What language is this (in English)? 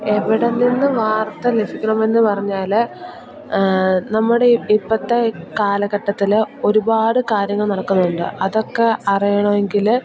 Malayalam